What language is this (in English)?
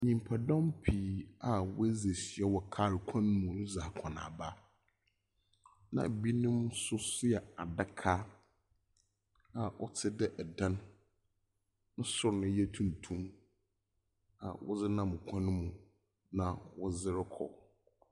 Akan